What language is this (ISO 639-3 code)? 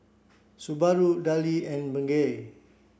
eng